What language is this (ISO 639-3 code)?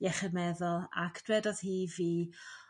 cym